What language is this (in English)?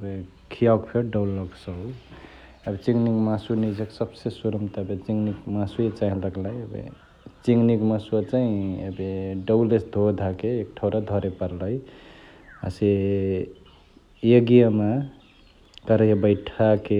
Chitwania Tharu